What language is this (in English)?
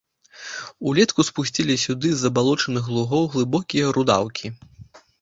Belarusian